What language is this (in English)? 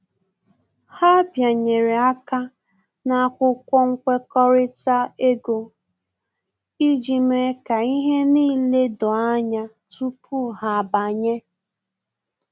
Igbo